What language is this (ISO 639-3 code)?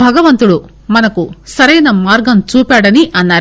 tel